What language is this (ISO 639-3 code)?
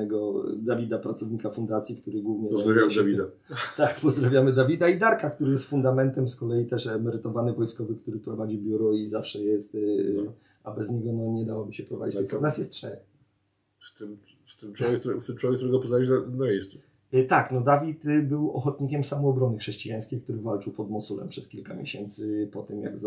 pol